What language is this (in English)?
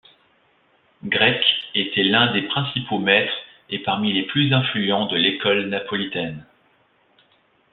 French